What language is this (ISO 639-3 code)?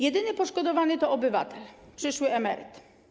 pol